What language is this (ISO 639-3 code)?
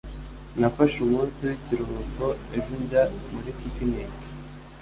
kin